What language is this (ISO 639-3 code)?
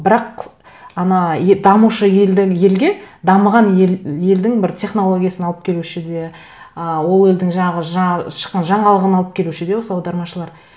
kaz